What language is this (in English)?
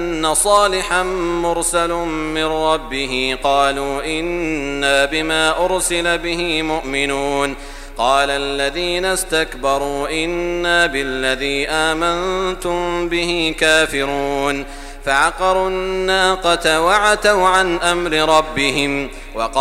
Arabic